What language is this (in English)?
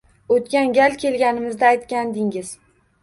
Uzbek